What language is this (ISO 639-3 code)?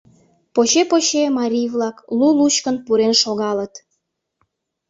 chm